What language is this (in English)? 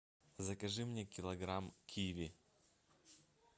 Russian